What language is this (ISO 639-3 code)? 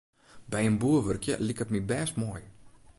fry